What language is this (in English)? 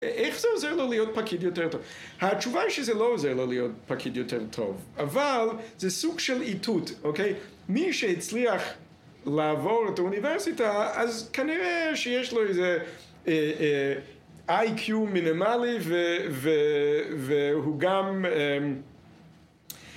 Hebrew